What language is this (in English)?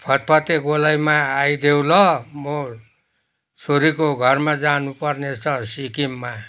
Nepali